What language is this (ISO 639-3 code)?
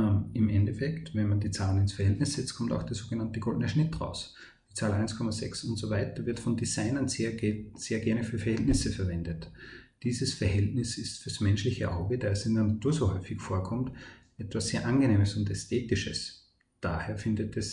deu